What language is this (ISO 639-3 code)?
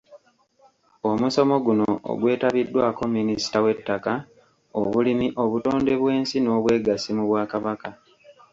lug